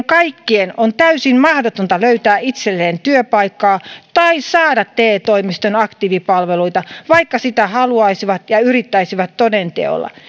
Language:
Finnish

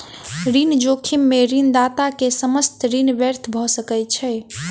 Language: Maithili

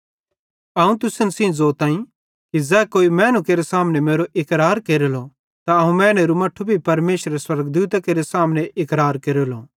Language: Bhadrawahi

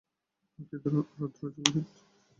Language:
Bangla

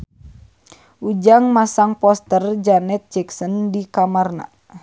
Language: Sundanese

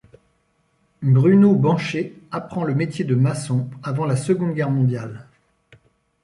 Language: French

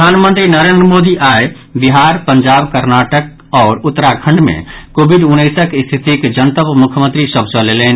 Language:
Maithili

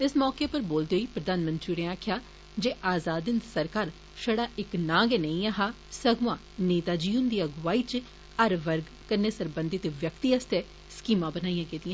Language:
Dogri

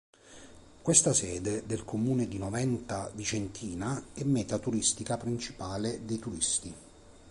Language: Italian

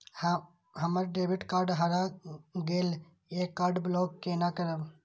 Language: Maithili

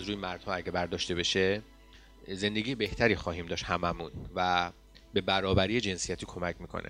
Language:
Persian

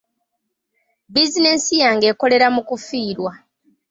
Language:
Ganda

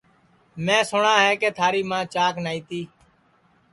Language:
Sansi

